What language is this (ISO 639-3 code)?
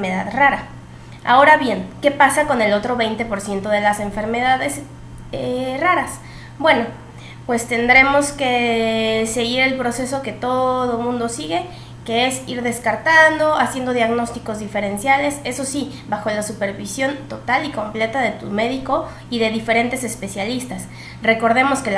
spa